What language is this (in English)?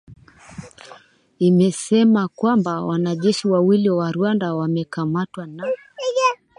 Swahili